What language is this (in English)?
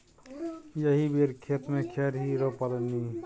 Maithili